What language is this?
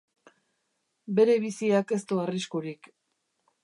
Basque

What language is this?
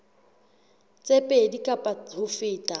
Southern Sotho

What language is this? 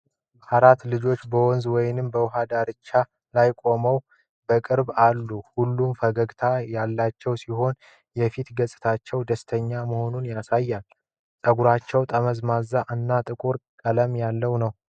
Amharic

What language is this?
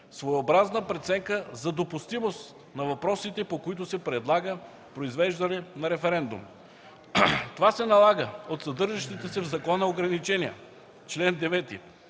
Bulgarian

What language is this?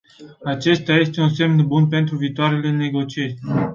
Romanian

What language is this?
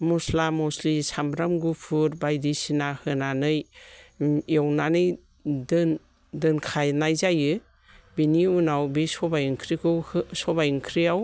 Bodo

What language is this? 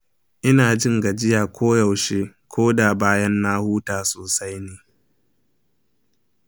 Hausa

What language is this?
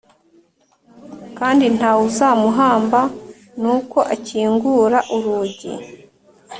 Kinyarwanda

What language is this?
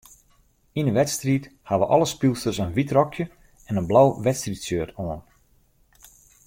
Western Frisian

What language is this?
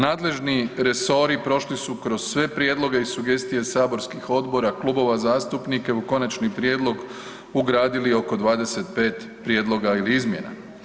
Croatian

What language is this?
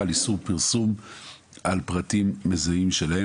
Hebrew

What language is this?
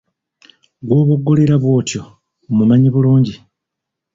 Ganda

